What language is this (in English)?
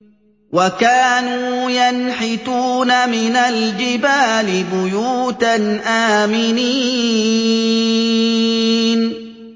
Arabic